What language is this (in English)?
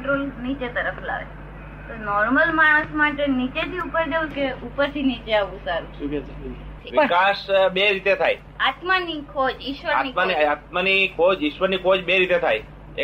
Gujarati